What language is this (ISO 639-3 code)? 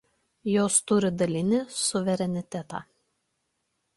lit